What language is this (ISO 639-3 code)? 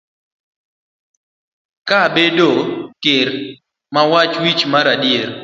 luo